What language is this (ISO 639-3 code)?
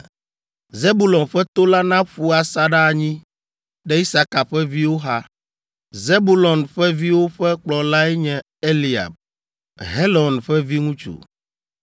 ewe